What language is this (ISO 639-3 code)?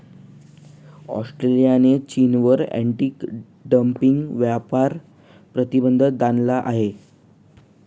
mar